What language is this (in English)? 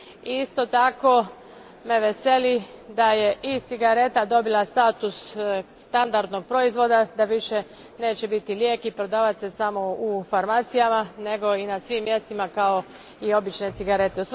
Croatian